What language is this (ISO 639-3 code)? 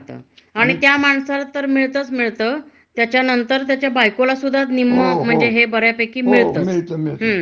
mar